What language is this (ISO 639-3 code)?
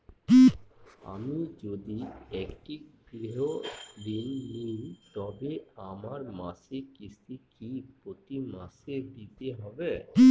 ben